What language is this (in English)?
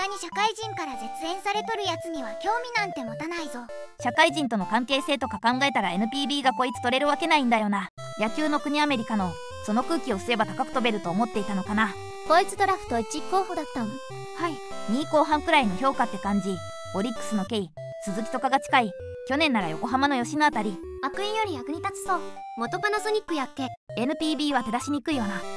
Japanese